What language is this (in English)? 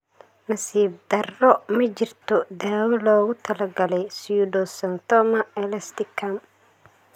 Somali